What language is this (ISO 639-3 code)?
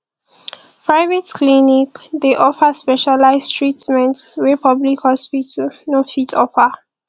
pcm